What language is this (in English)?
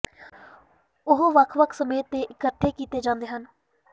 Punjabi